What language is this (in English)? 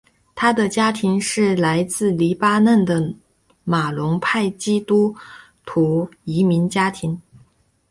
Chinese